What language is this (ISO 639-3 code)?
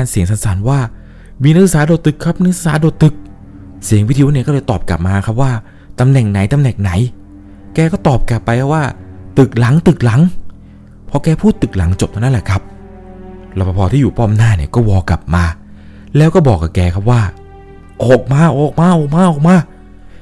tha